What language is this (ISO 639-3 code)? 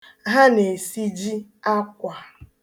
ibo